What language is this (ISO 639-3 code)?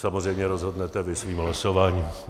ces